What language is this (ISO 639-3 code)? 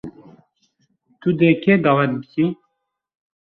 kur